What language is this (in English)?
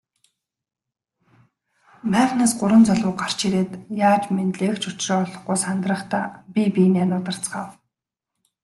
Mongolian